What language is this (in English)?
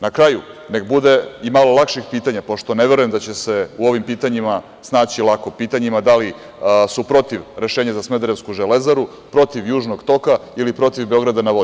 Serbian